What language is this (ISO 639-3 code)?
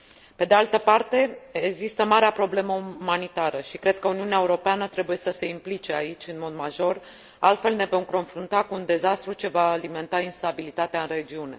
ron